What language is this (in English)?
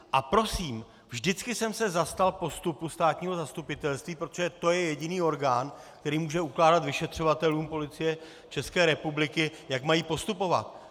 Czech